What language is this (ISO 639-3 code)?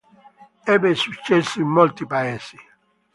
ita